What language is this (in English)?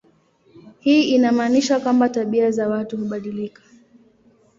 Swahili